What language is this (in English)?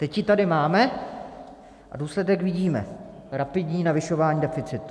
Czech